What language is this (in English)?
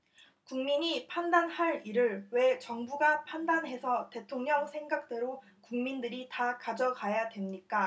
Korean